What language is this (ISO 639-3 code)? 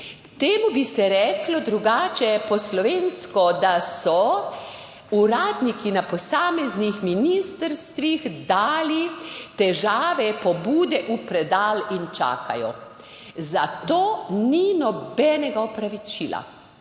slv